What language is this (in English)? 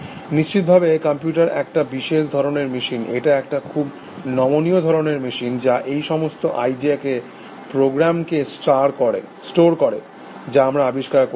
Bangla